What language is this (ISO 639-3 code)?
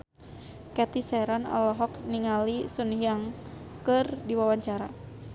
sun